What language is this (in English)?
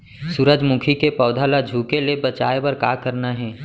Chhattisgarhi